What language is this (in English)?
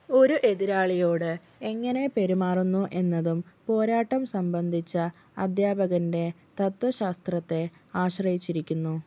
Malayalam